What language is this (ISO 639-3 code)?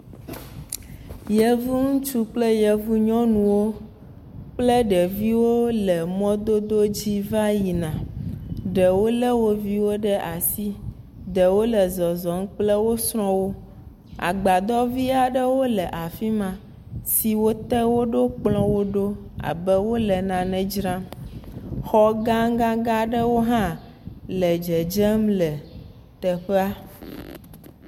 ewe